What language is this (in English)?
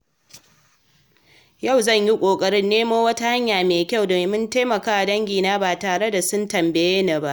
Hausa